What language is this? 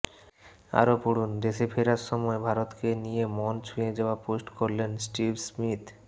Bangla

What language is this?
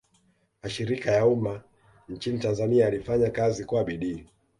Swahili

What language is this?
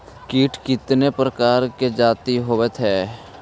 Magahi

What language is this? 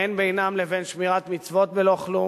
Hebrew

